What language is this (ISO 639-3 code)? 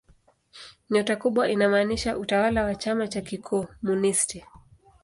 swa